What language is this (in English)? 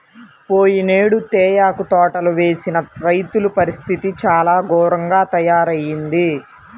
Telugu